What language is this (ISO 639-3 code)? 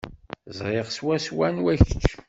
kab